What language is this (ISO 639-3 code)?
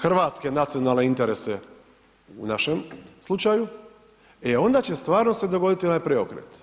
hrv